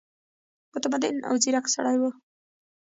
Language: Pashto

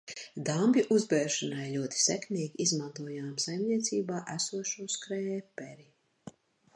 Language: Latvian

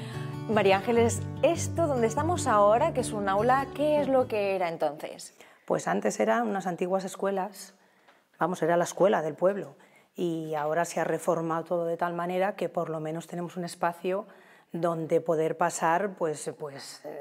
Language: Spanish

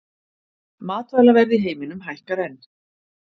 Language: Icelandic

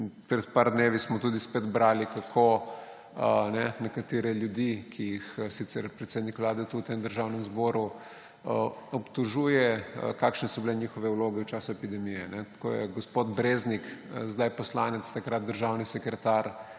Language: Slovenian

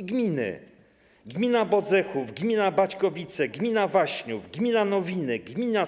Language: Polish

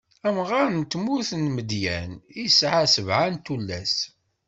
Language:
Kabyle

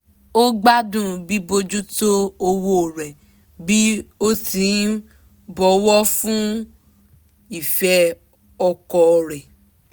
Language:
Yoruba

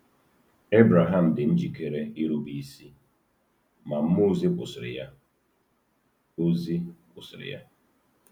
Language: Igbo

